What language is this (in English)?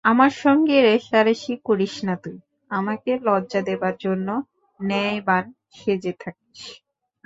Bangla